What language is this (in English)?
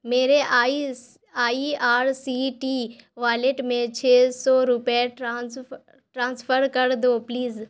Urdu